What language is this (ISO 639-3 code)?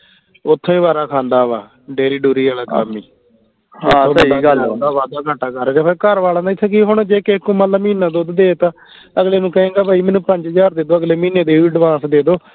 pan